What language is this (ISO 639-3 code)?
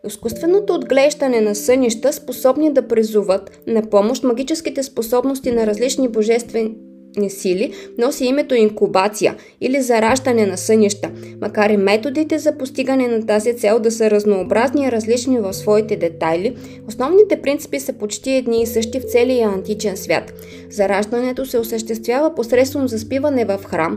bul